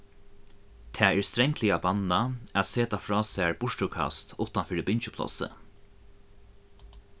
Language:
Faroese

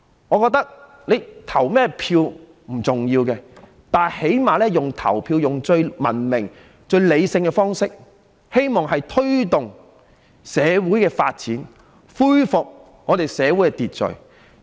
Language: Cantonese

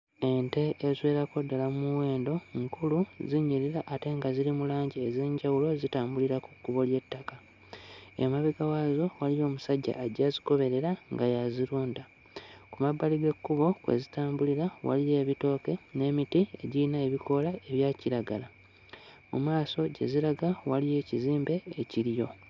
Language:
Ganda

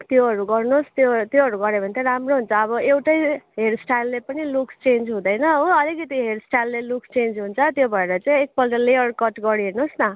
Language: Nepali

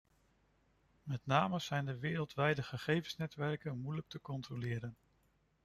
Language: Dutch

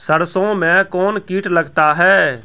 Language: Maithili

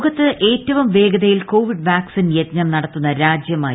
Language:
Malayalam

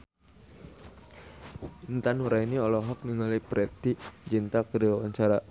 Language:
Sundanese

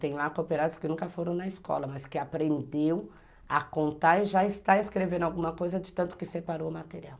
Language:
Portuguese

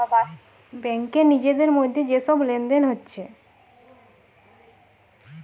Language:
Bangla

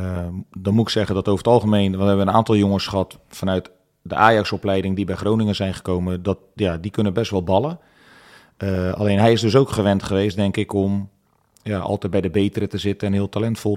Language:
Dutch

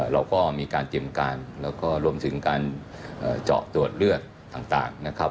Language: Thai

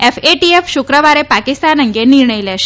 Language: Gujarati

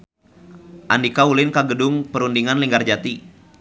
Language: Sundanese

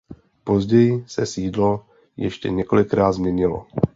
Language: Czech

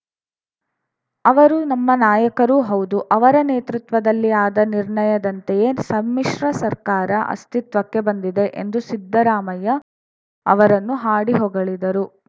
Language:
Kannada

